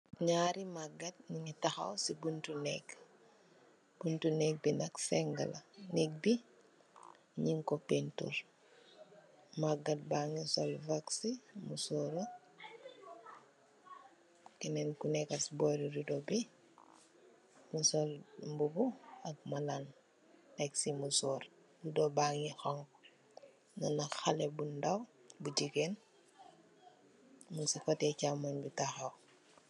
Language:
Wolof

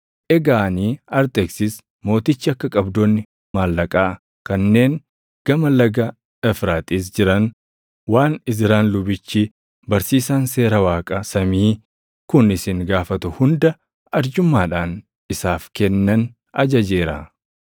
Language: Oromo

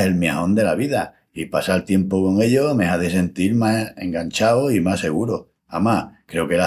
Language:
Extremaduran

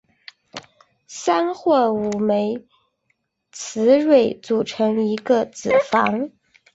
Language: Chinese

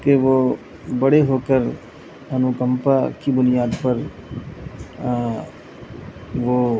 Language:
Urdu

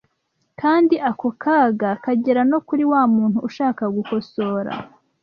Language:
Kinyarwanda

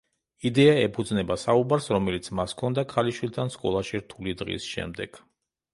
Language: Georgian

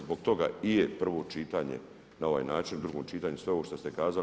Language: Croatian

